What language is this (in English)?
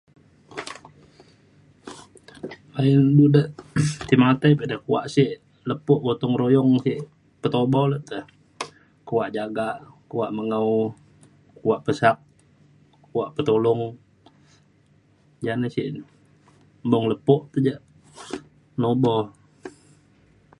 Mainstream Kenyah